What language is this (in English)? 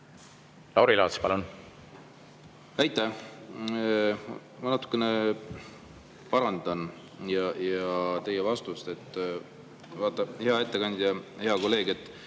Estonian